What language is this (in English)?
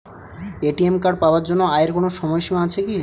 Bangla